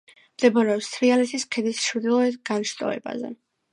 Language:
Georgian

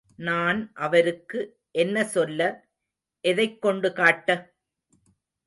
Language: Tamil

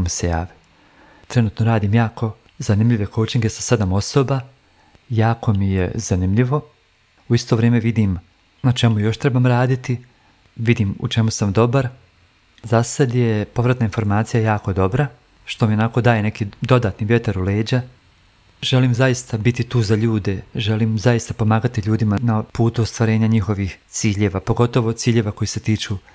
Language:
Croatian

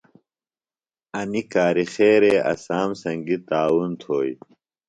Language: Phalura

